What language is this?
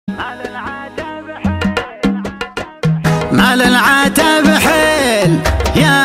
Arabic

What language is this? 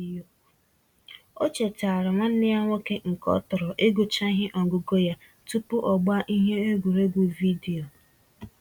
Igbo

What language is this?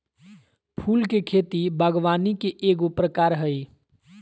Magahi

